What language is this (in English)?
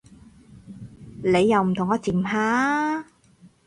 Cantonese